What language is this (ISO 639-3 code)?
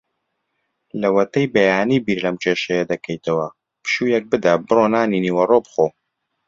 ckb